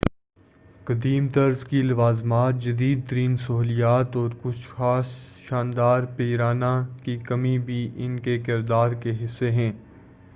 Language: Urdu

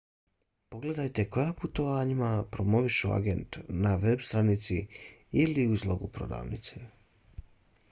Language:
Bosnian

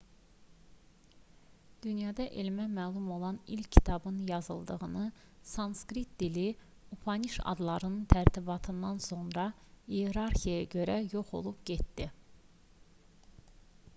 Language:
Azerbaijani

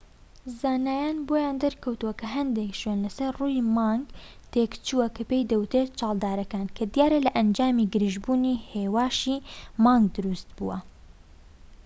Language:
Central Kurdish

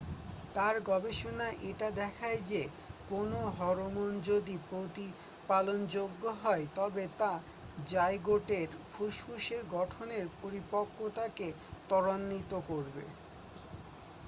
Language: Bangla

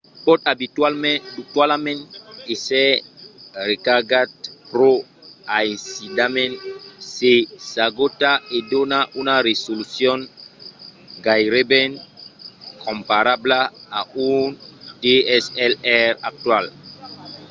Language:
Occitan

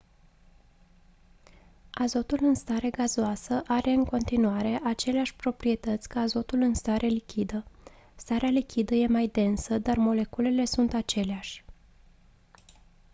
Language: Romanian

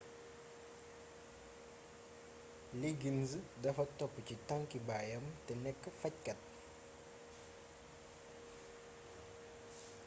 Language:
Wolof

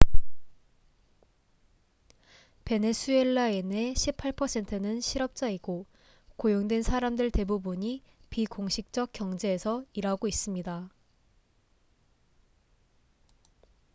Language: Korean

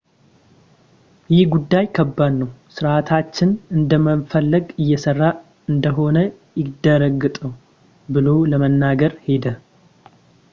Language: Amharic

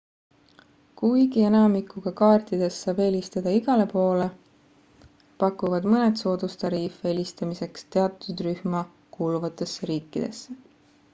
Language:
Estonian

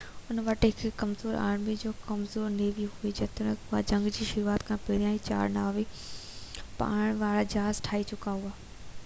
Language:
Sindhi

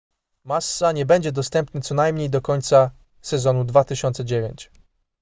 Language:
Polish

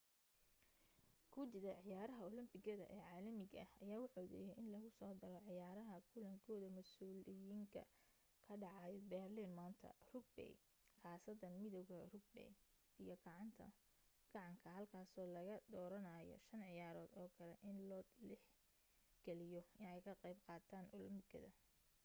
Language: Somali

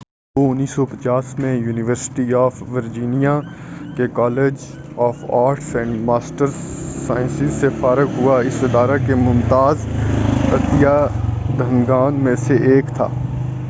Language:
Urdu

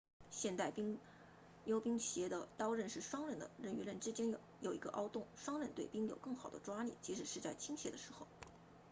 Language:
Chinese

